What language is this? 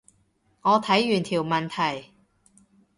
Cantonese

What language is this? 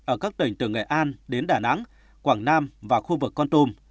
Vietnamese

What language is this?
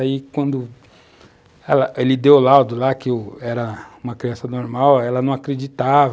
Portuguese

